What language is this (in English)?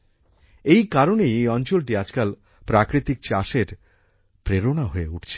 Bangla